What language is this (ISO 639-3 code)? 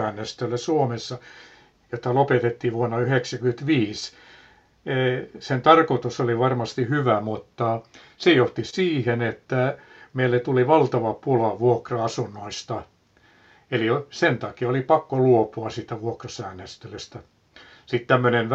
fin